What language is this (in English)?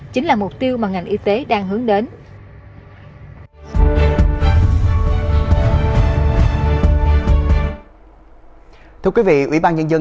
Vietnamese